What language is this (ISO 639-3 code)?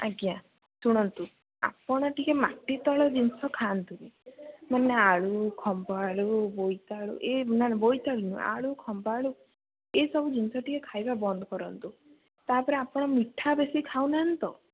ori